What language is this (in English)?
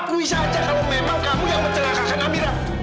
Indonesian